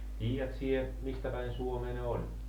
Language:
Finnish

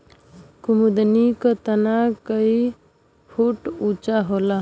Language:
Bhojpuri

